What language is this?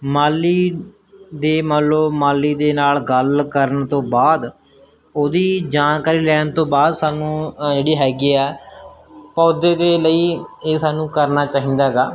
Punjabi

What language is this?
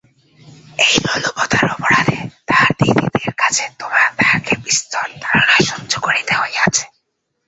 Bangla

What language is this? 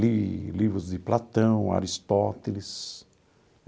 Portuguese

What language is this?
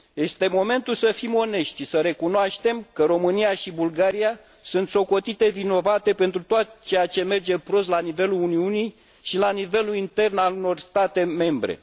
Romanian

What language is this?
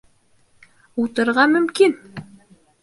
Bashkir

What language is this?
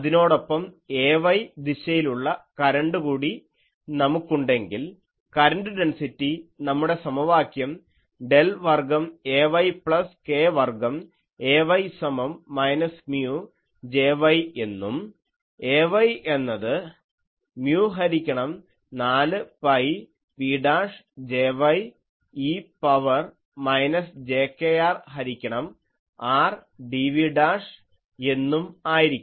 Malayalam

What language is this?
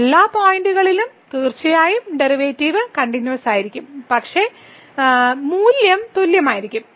Malayalam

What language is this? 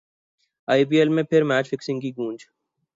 Urdu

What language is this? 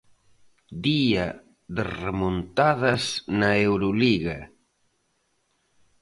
Galician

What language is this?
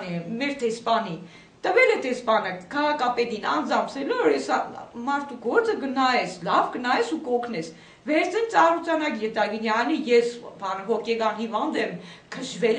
Romanian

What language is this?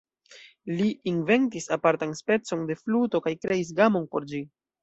Esperanto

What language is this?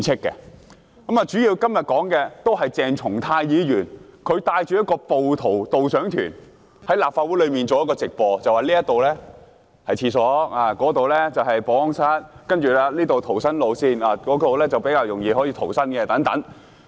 Cantonese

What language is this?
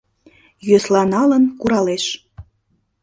Mari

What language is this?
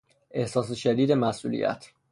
Persian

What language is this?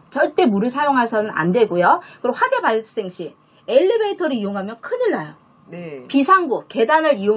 Korean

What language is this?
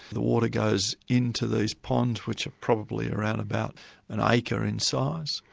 English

